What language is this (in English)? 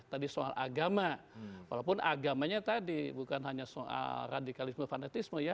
Indonesian